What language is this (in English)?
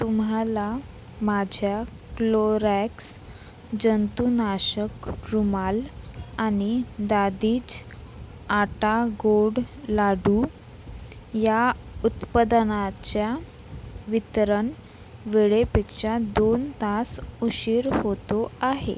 Marathi